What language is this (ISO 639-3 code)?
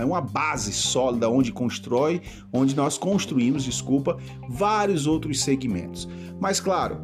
por